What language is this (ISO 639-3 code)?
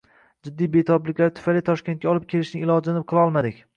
uzb